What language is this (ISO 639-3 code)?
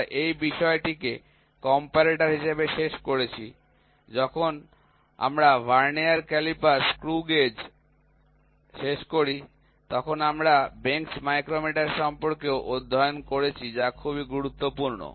ben